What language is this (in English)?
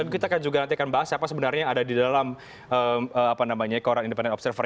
Indonesian